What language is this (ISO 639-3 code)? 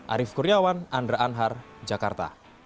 ind